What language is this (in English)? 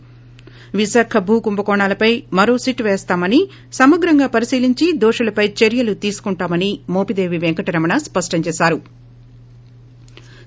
Telugu